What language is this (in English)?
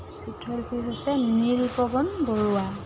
Assamese